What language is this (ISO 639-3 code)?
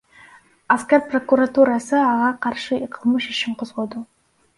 kir